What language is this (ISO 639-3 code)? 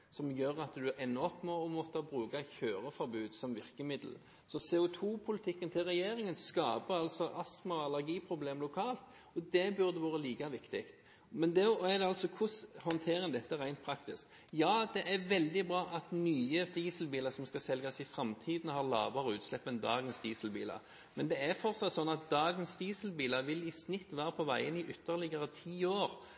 nob